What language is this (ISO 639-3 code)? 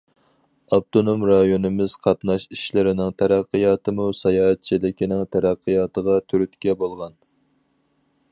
uig